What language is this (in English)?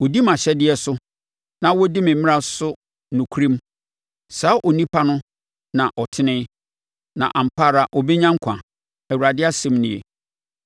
Akan